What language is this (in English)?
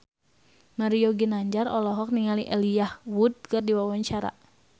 Sundanese